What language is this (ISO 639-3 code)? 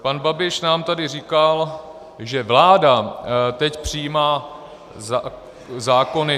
ces